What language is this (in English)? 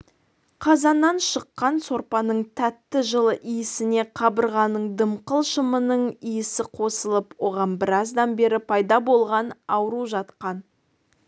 Kazakh